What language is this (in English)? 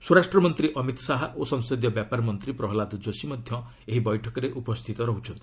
Odia